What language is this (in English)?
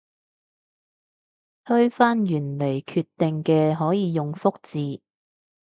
Cantonese